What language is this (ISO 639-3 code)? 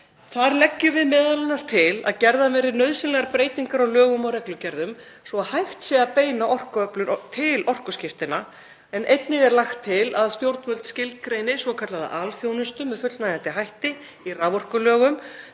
isl